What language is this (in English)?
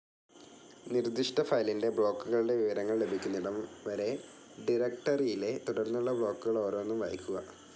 Malayalam